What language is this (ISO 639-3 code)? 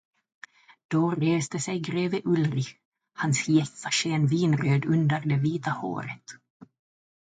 swe